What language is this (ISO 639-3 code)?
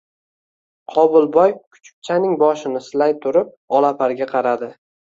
uzb